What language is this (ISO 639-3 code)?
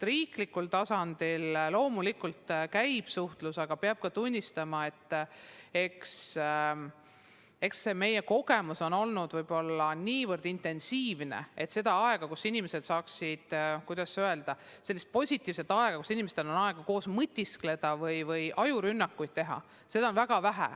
est